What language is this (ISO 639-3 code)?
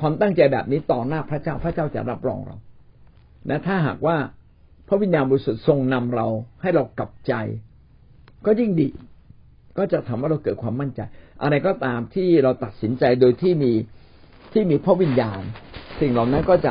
tha